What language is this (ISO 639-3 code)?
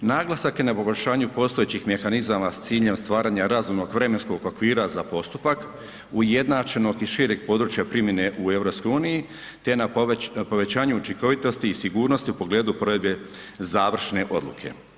hrv